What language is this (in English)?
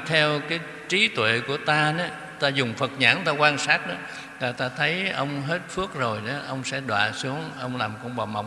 Vietnamese